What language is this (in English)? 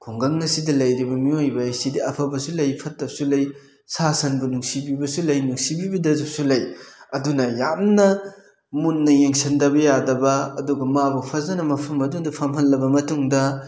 Manipuri